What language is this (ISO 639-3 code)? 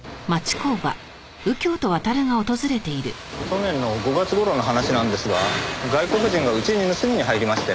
jpn